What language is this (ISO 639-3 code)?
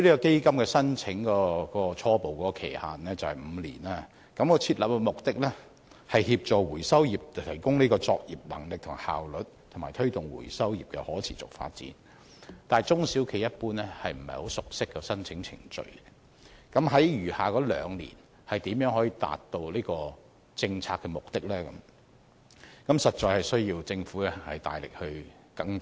yue